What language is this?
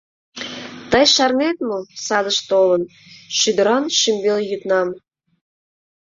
Mari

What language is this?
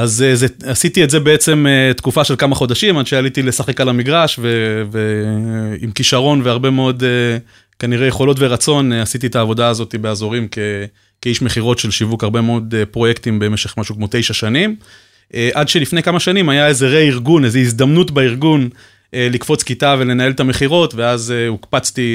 Hebrew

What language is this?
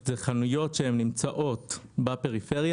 Hebrew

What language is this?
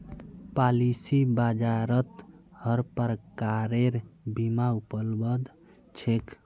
Magahi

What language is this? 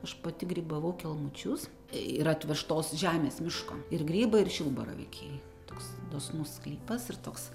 Lithuanian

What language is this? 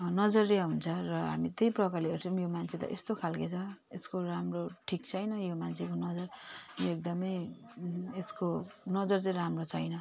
Nepali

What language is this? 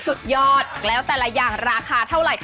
Thai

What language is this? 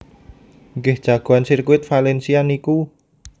Javanese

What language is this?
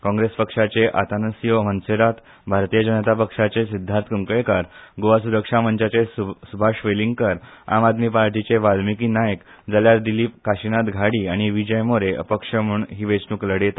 Konkani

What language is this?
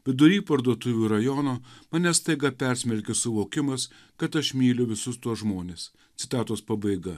Lithuanian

